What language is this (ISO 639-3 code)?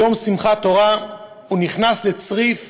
heb